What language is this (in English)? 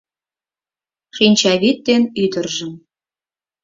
Mari